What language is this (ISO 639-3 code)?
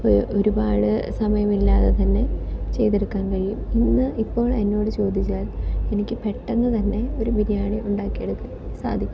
mal